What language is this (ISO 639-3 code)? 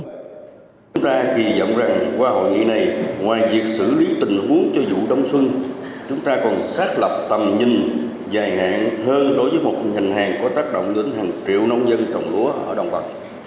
vie